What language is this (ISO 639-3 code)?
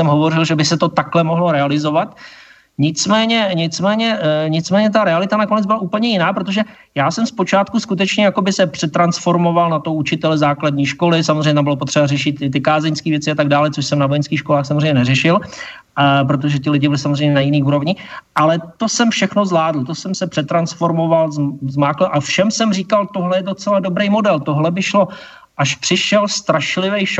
ces